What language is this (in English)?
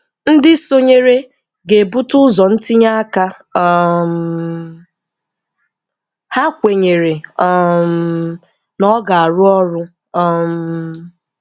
Igbo